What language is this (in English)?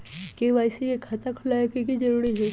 Magahi